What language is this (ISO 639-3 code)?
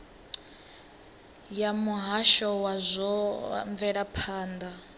ven